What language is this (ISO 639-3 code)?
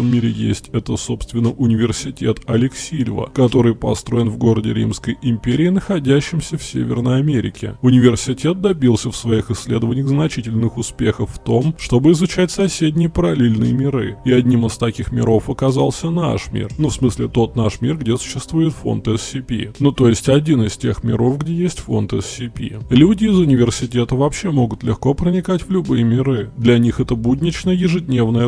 rus